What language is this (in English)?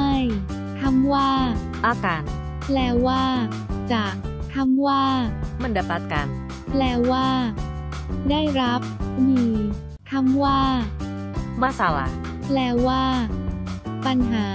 Thai